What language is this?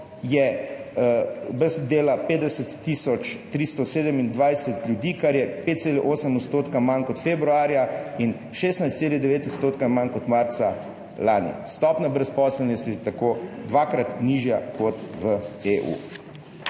Slovenian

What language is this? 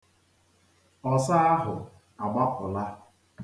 Igbo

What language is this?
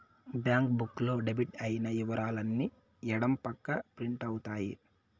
Telugu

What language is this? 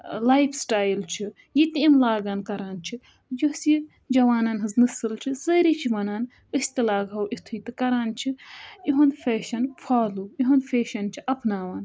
Kashmiri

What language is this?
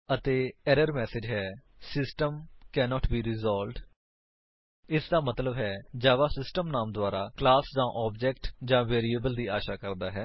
Punjabi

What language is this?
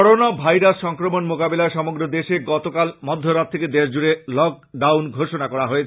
Bangla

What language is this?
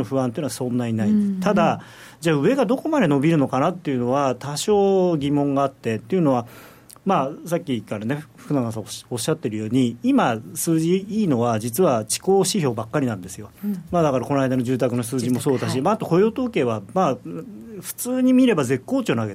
Japanese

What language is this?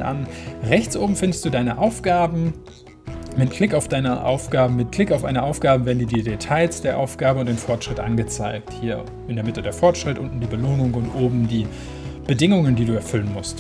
German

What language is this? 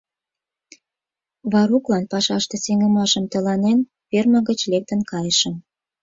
Mari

